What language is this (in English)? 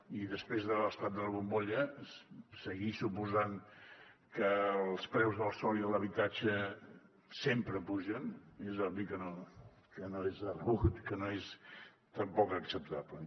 Catalan